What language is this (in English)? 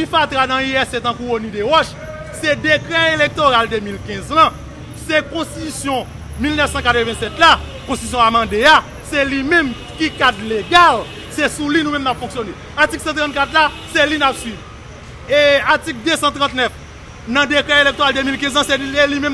French